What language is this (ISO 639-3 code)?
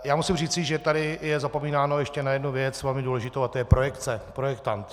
ces